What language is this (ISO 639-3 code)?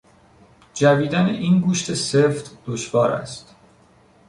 fas